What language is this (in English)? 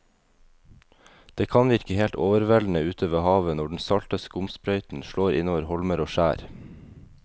Norwegian